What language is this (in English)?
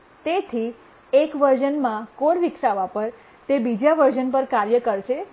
Gujarati